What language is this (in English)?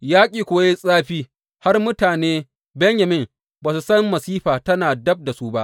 Hausa